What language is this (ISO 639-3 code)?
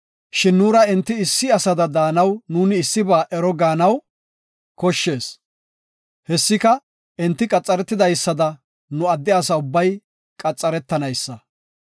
gof